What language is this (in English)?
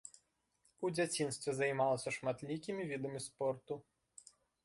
Belarusian